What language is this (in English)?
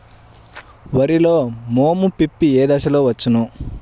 Telugu